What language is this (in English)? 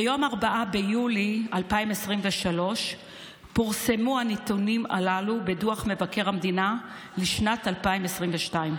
Hebrew